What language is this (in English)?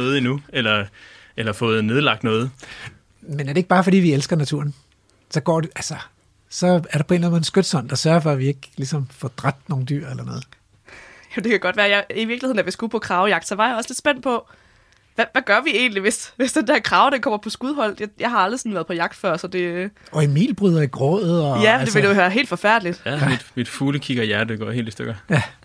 Danish